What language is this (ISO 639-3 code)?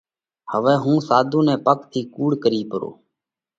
kvx